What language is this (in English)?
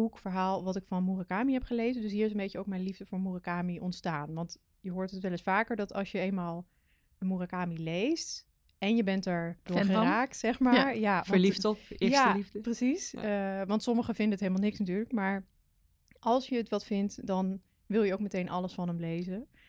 Dutch